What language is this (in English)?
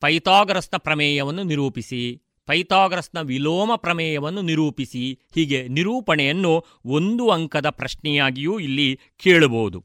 Kannada